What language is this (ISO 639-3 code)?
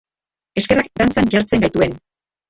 eus